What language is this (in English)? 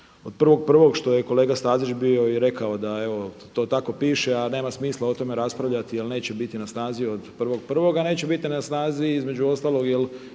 Croatian